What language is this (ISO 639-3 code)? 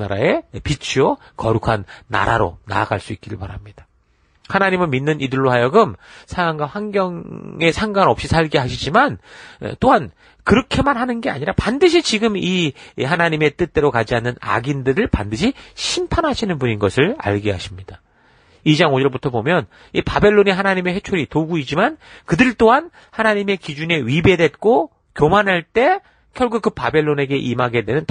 kor